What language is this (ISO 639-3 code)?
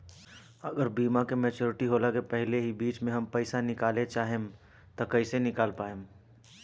bho